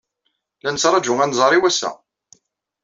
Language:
Kabyle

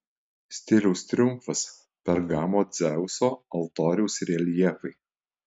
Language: Lithuanian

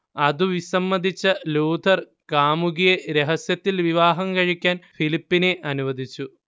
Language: Malayalam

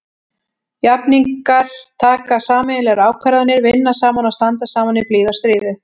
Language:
Icelandic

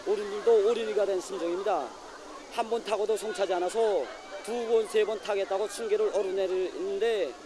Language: Korean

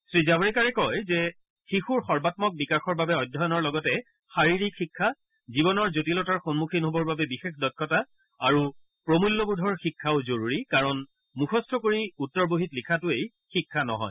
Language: Assamese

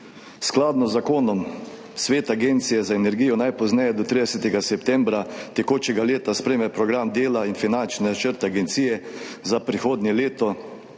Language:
Slovenian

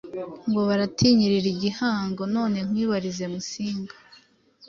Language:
Kinyarwanda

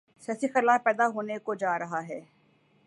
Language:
Urdu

